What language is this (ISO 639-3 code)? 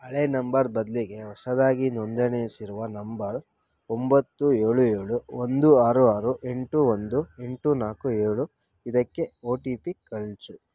kan